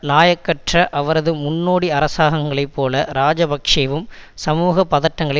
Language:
Tamil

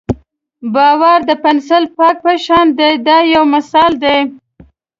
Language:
Pashto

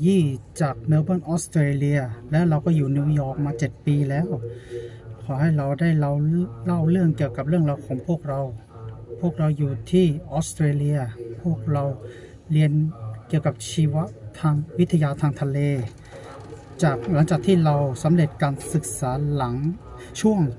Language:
Thai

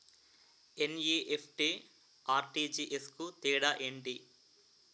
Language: Telugu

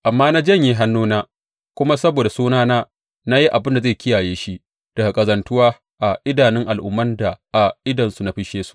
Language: Hausa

